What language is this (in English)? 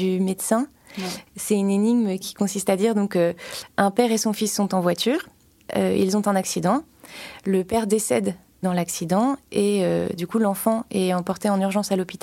French